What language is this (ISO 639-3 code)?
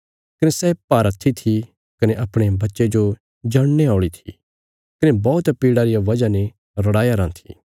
kfs